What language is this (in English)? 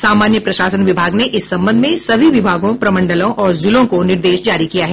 Hindi